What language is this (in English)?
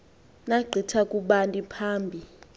Xhosa